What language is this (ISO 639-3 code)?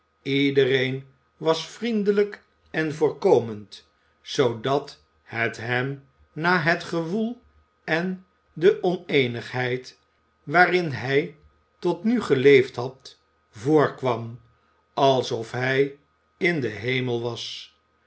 nld